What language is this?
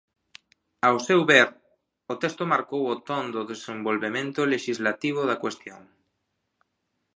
Galician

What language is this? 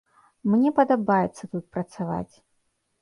Belarusian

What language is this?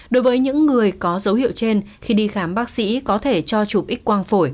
Vietnamese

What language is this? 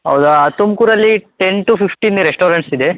Kannada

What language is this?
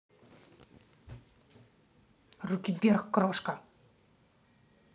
Russian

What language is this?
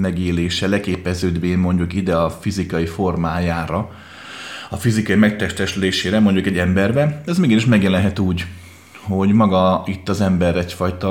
Hungarian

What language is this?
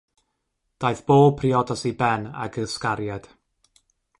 Welsh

